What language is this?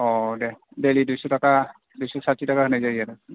Bodo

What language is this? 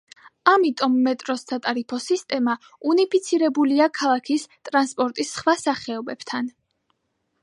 Georgian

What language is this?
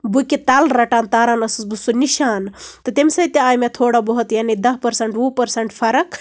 Kashmiri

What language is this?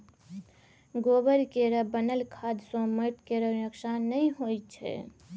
Maithili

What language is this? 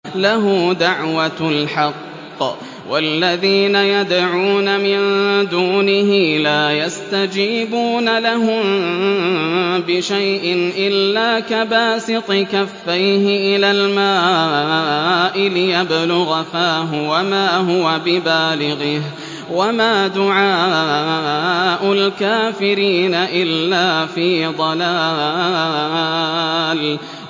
Arabic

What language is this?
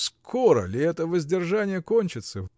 Russian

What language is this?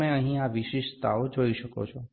Gujarati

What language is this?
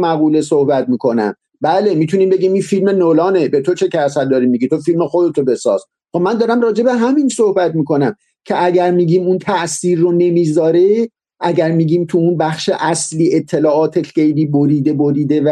Persian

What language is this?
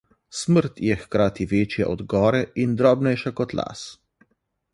Slovenian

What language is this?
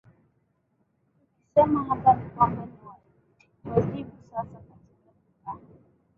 Swahili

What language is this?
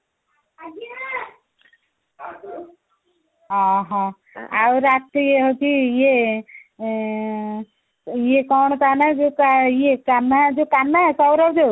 Odia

